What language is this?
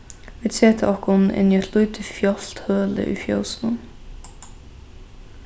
Faroese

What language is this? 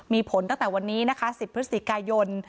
Thai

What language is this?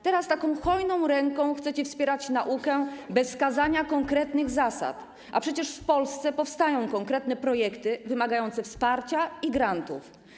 Polish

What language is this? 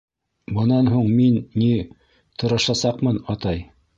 Bashkir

